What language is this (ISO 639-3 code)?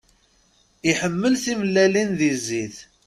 kab